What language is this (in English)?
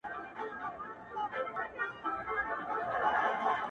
Pashto